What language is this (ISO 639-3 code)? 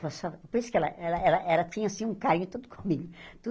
por